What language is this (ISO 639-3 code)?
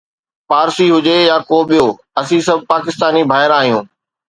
snd